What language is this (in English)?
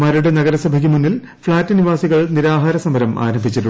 Malayalam